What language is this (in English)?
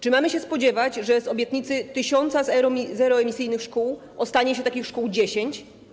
Polish